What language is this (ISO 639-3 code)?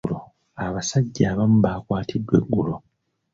lug